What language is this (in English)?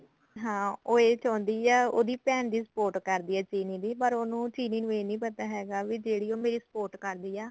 Punjabi